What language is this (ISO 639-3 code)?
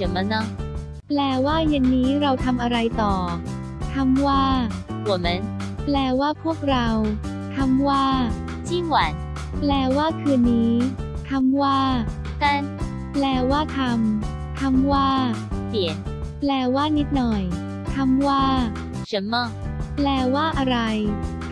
tha